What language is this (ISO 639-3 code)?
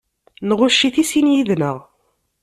kab